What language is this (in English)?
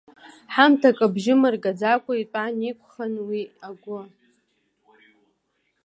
Abkhazian